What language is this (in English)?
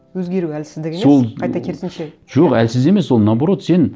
Kazakh